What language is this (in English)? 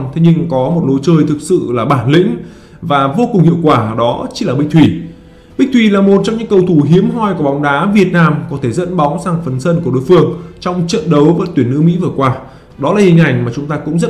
Vietnamese